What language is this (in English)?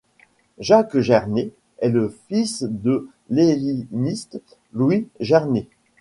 French